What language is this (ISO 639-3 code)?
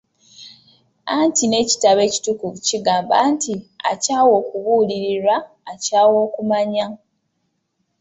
lug